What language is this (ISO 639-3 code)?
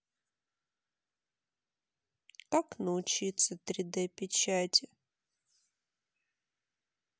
rus